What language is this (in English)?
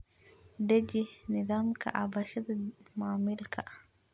Somali